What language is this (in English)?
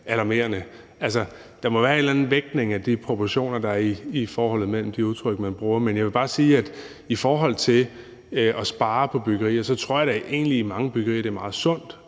Danish